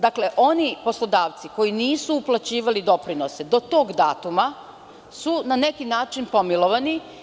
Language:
Serbian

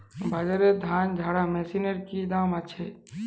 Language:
Bangla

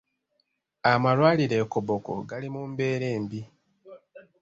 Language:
Ganda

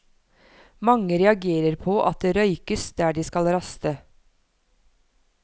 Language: Norwegian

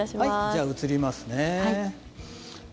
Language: Japanese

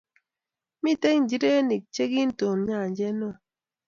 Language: Kalenjin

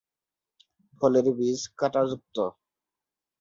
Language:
Bangla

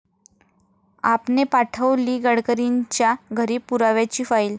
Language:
Marathi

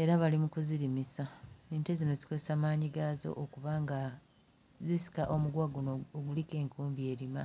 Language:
Ganda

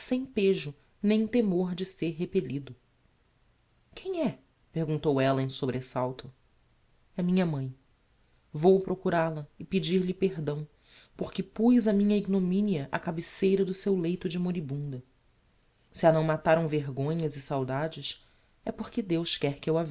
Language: Portuguese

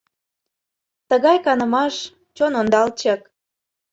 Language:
Mari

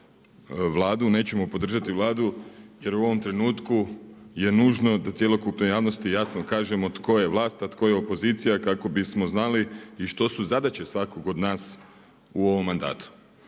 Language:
Croatian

